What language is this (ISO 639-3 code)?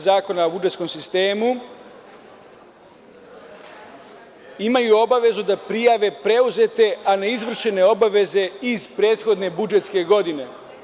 srp